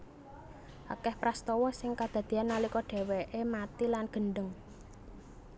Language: Javanese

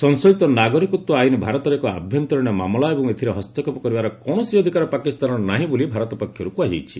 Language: Odia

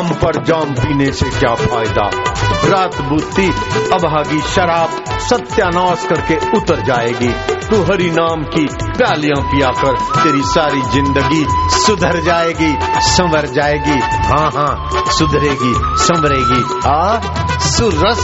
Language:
Hindi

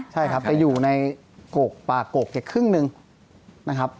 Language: Thai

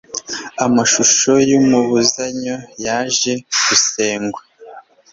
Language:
Kinyarwanda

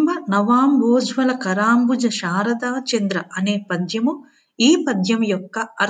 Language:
Telugu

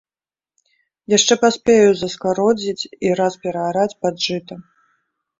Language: Belarusian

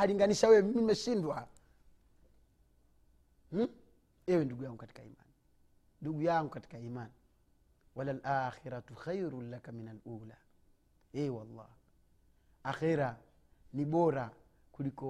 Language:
Swahili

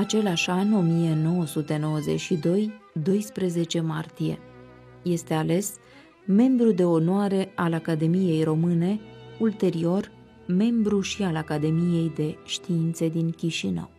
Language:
Romanian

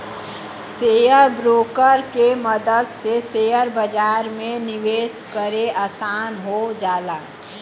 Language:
Bhojpuri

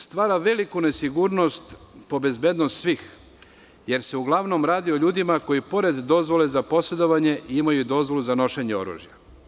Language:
Serbian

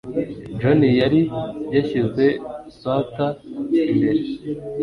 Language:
Kinyarwanda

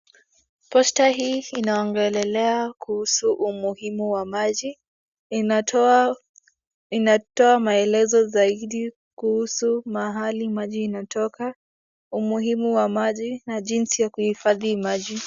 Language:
Swahili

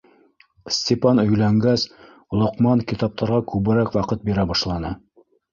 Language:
Bashkir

